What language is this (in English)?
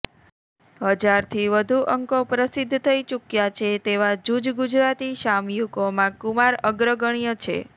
Gujarati